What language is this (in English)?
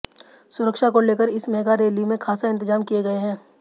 Hindi